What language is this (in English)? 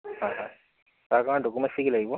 Assamese